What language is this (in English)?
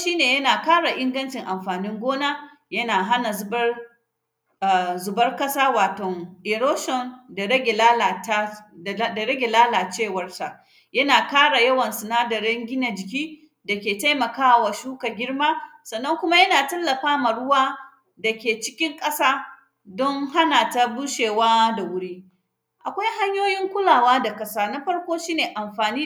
Hausa